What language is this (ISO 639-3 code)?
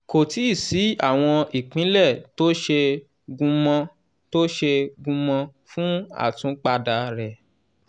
yor